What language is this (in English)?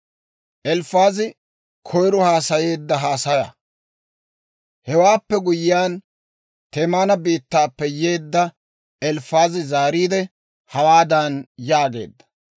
Dawro